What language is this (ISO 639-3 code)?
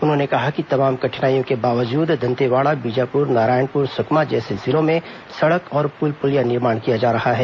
hin